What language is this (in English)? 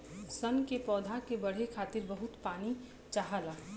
Bhojpuri